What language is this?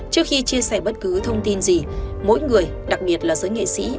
Vietnamese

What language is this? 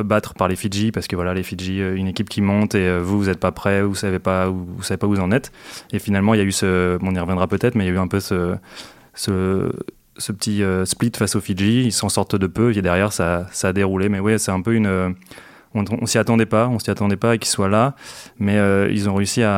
French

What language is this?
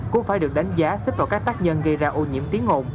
Vietnamese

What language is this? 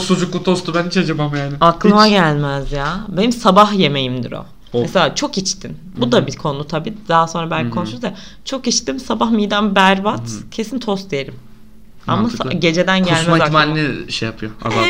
Turkish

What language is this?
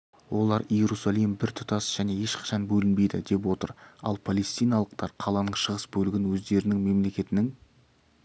Kazakh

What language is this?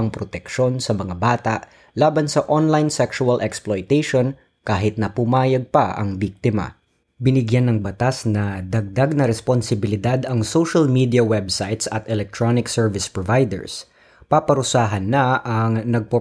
Filipino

